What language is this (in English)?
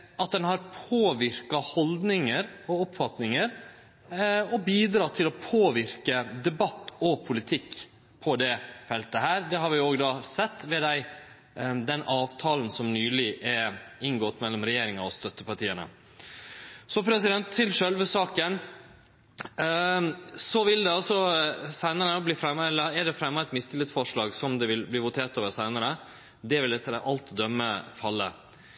Norwegian Nynorsk